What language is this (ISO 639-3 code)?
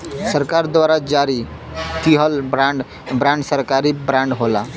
bho